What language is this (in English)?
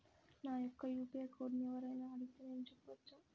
Telugu